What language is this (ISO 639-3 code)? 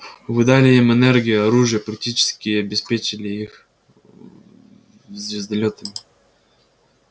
rus